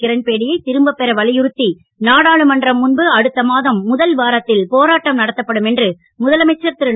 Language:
Tamil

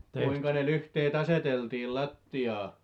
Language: Finnish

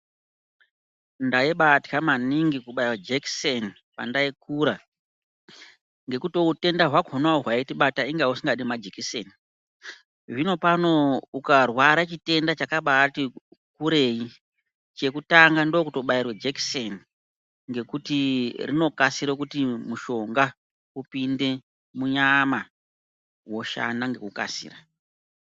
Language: Ndau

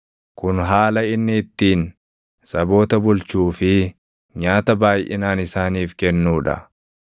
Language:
Oromo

